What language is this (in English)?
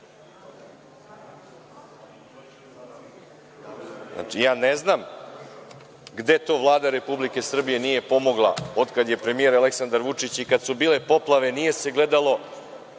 Serbian